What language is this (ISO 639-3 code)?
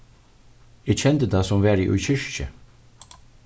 fao